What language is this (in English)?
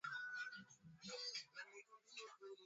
Swahili